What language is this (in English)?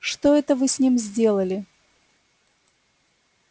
Russian